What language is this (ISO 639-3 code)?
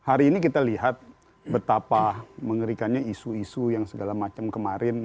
ind